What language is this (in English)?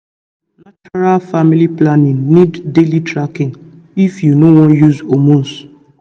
Nigerian Pidgin